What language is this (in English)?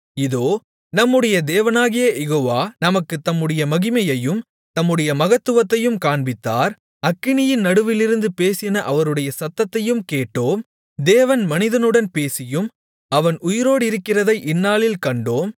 Tamil